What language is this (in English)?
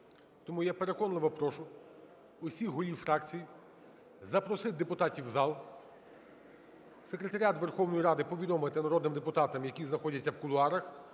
Ukrainian